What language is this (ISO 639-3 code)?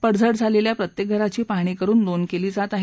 mar